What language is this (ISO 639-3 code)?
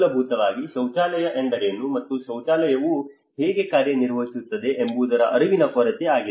kan